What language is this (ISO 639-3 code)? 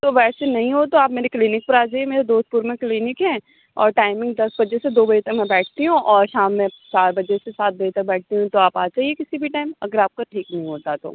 urd